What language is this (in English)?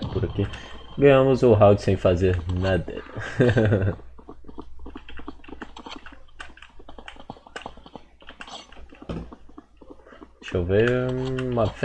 Portuguese